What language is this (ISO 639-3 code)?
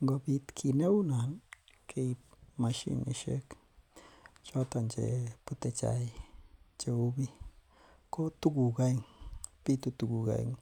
kln